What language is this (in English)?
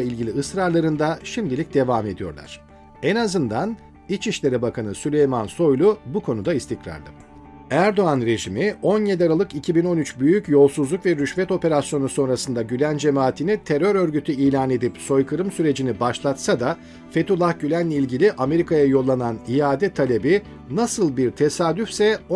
Turkish